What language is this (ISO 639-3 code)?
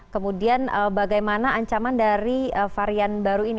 ind